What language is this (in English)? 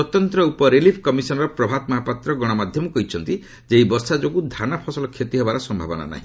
Odia